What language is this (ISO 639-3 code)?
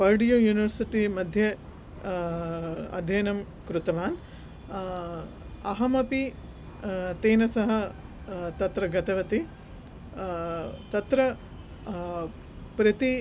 san